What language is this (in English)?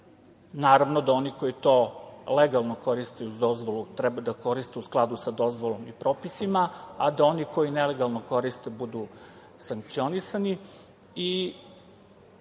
Serbian